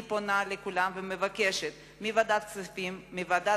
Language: Hebrew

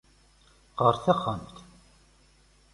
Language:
Kabyle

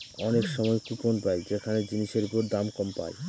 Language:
Bangla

